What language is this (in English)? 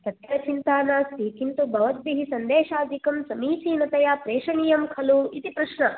Sanskrit